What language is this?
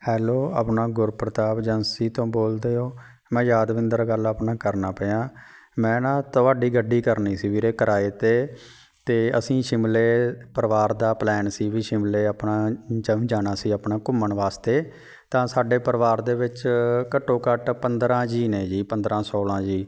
Punjabi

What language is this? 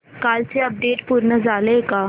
Marathi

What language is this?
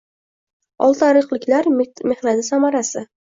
Uzbek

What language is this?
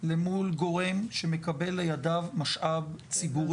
Hebrew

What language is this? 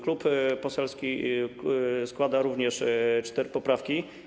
Polish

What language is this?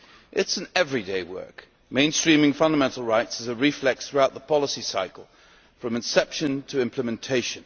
English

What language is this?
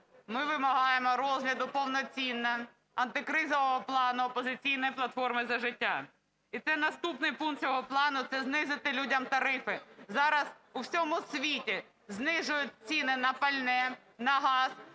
Ukrainian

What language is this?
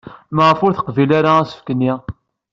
Kabyle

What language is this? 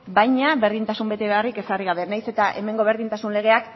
Basque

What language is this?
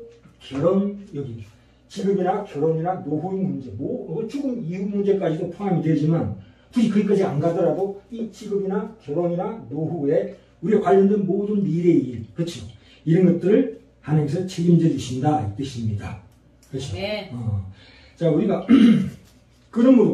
Korean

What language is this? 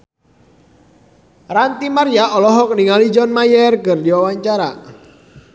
Sundanese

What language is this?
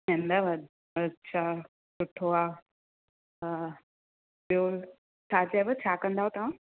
Sindhi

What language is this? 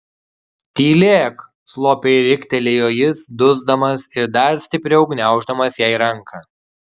Lithuanian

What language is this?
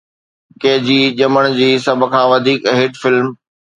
Sindhi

